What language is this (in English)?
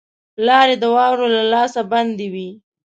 Pashto